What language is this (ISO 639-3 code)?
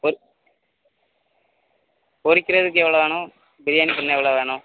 tam